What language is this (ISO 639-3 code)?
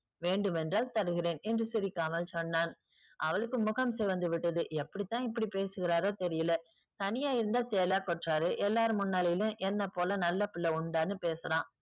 tam